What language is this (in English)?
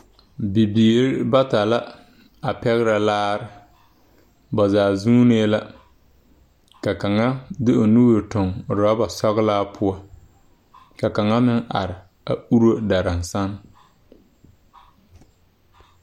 Southern Dagaare